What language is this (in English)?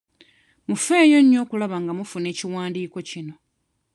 Ganda